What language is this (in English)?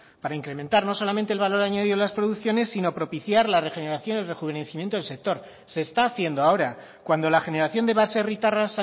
Spanish